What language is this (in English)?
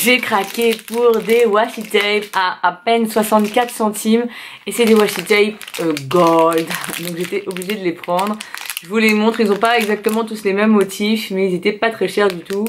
French